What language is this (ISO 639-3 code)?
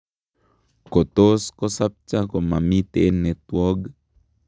kln